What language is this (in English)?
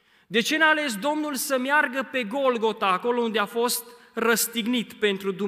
Romanian